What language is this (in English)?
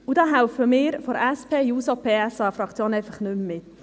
Swiss German